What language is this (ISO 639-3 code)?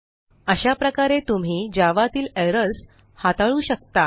mar